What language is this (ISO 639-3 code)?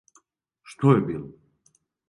srp